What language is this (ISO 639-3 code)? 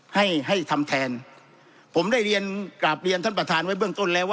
tha